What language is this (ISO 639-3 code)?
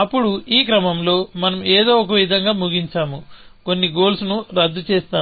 tel